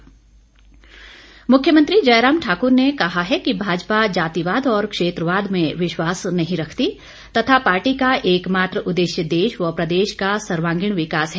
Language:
Hindi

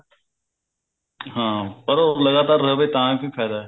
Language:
Punjabi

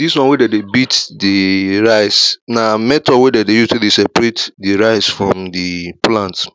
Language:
Nigerian Pidgin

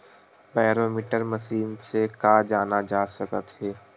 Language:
Chhattisgarhi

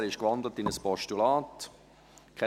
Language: Swiss German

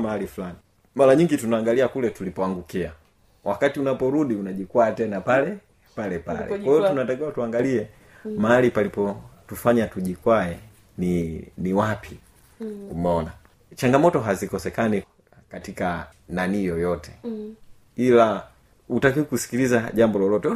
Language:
Swahili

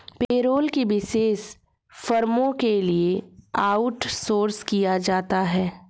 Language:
Hindi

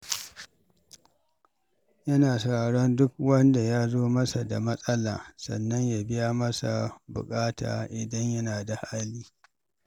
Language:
Hausa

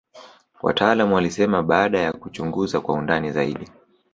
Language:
Swahili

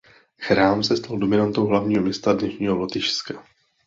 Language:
Czech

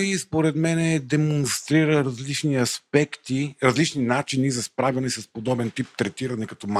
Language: Bulgarian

